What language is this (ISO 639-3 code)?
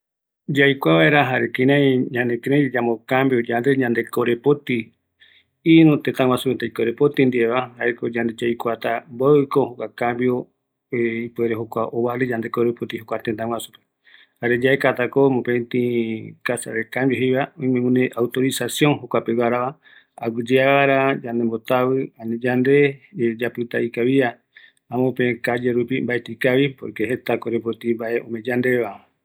gui